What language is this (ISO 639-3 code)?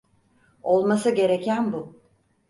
tur